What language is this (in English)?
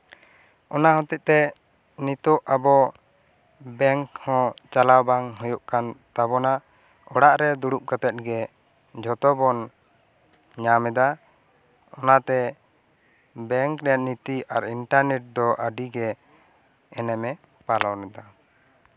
Santali